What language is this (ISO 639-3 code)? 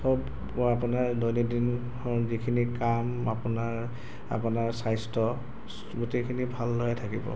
asm